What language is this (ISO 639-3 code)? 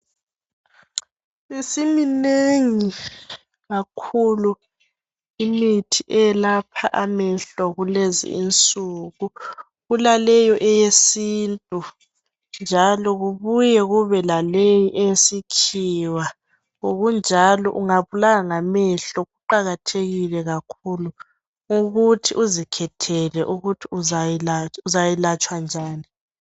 nde